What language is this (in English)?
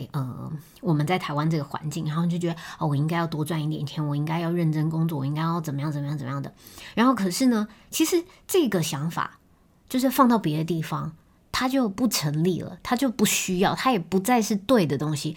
Chinese